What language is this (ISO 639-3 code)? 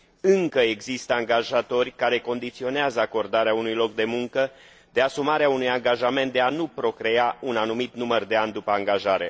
ron